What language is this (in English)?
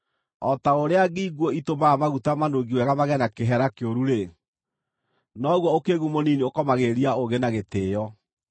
Kikuyu